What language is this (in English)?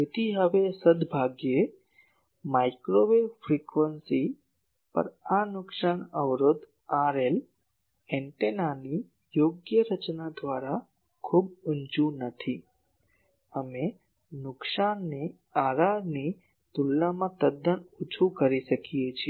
Gujarati